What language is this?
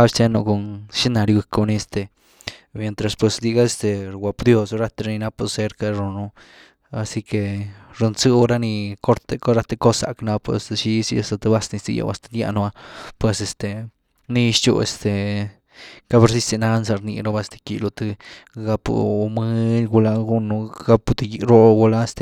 Güilá Zapotec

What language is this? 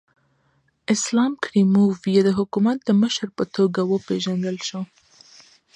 Pashto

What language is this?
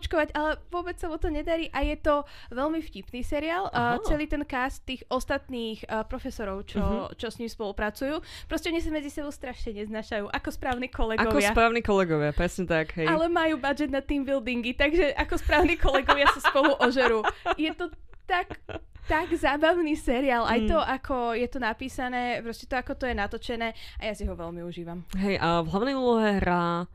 Slovak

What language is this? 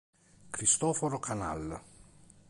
Italian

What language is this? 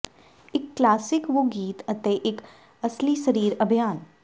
Punjabi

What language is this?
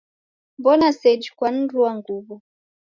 Taita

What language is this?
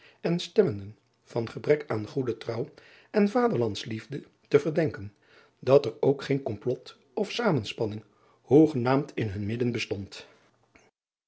Dutch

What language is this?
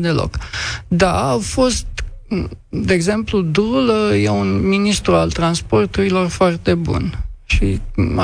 Romanian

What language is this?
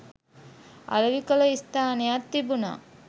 Sinhala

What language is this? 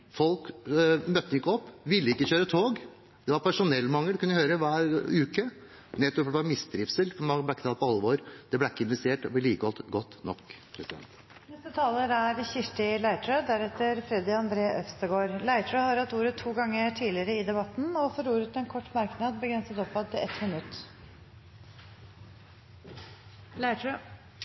Norwegian Bokmål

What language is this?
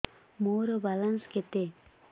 Odia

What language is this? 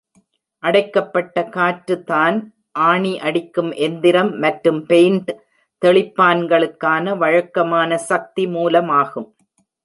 Tamil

